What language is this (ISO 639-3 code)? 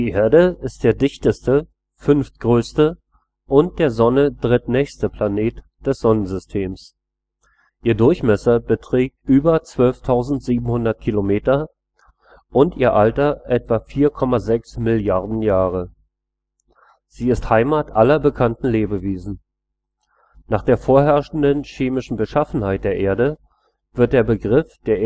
deu